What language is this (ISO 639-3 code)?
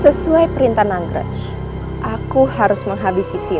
ind